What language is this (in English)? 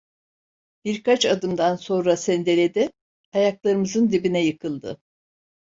Turkish